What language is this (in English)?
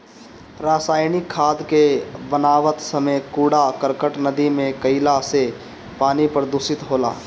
Bhojpuri